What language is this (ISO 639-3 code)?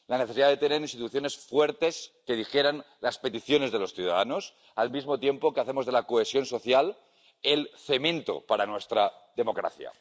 spa